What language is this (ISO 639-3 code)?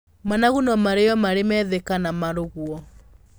kik